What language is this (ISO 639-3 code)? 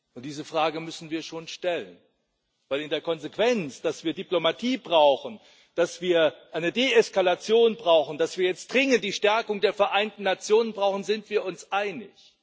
deu